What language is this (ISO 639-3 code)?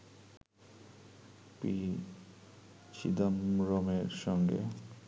ben